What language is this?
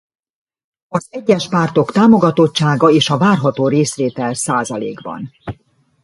Hungarian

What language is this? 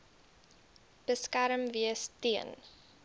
Afrikaans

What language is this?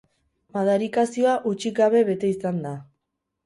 Basque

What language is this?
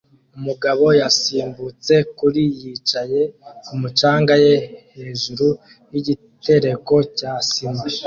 Kinyarwanda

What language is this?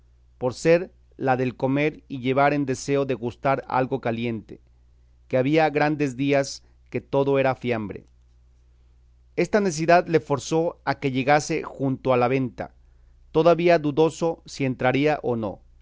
Spanish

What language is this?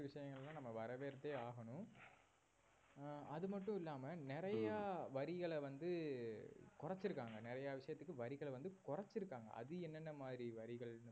Tamil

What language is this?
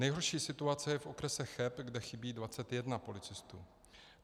Czech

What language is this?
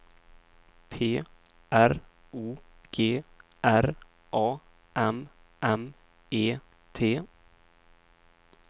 Swedish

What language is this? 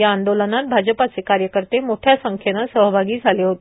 Marathi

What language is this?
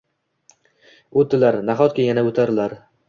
Uzbek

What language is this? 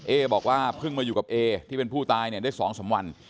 Thai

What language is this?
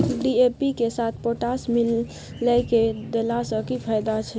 Maithili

